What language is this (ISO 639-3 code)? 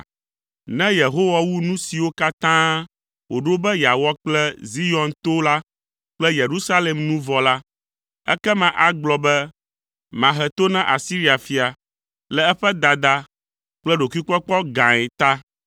ewe